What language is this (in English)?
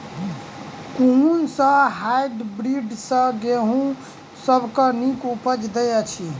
Maithili